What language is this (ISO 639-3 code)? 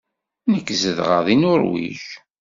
kab